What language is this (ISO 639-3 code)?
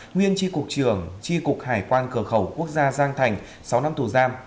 vie